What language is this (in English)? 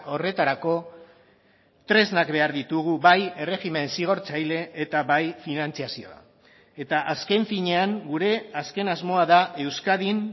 Basque